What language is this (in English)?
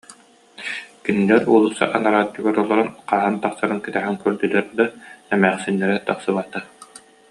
Yakut